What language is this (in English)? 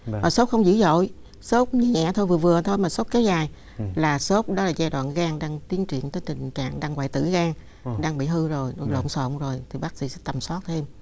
Vietnamese